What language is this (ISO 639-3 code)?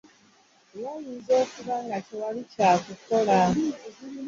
lug